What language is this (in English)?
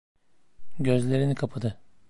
Turkish